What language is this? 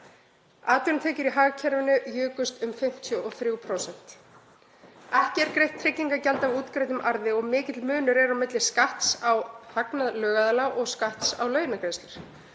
Icelandic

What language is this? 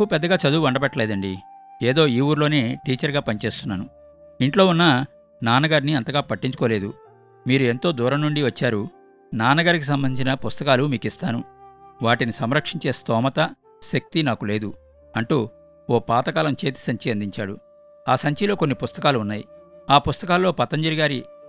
Telugu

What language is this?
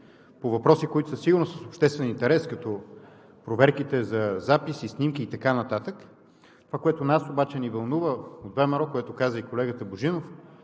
Bulgarian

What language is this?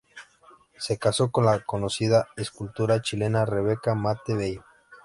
Spanish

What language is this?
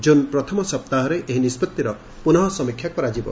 Odia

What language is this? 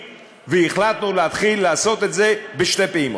Hebrew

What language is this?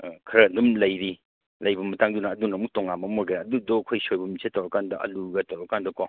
Manipuri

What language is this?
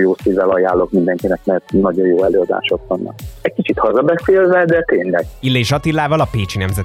Hungarian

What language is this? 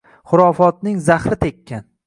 Uzbek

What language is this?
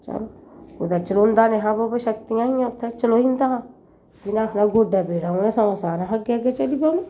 Dogri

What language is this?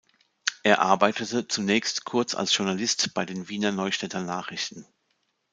German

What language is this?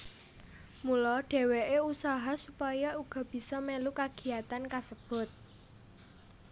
Javanese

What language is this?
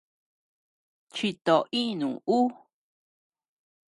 Tepeuxila Cuicatec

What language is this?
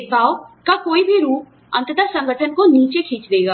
Hindi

